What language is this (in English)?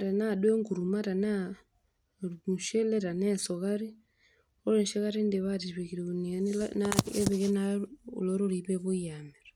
Masai